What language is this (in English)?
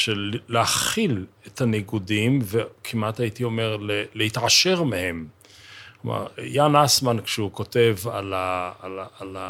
Hebrew